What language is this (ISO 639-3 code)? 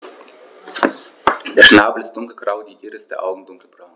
deu